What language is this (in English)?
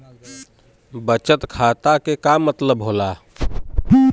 Bhojpuri